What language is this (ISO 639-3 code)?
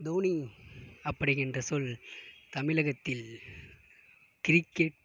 tam